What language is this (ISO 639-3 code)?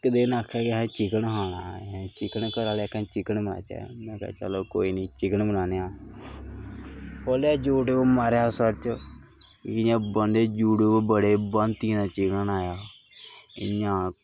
doi